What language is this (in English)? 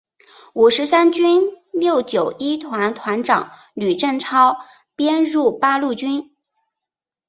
Chinese